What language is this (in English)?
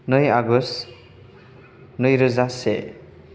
Bodo